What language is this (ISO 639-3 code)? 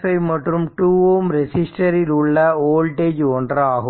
tam